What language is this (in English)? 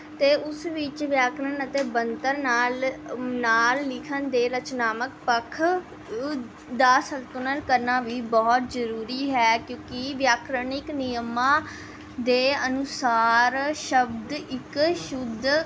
Punjabi